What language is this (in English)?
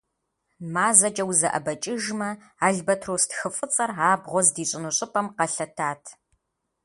Kabardian